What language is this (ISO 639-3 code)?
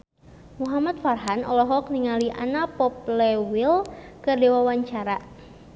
sun